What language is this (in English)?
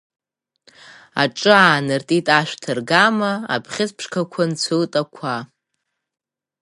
Abkhazian